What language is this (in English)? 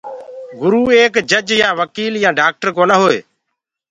Gurgula